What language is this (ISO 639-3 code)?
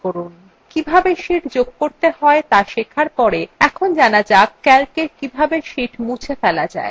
ben